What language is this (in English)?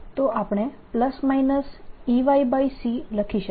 Gujarati